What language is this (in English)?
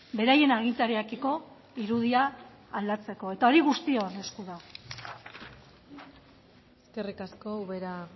Basque